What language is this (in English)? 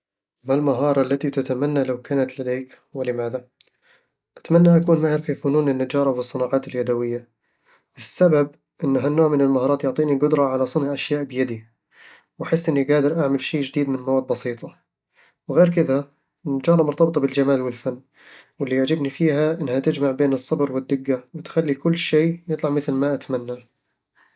Eastern Egyptian Bedawi Arabic